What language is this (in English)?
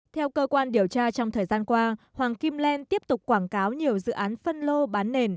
Vietnamese